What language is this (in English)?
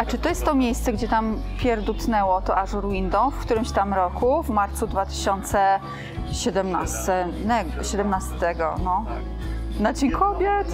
Polish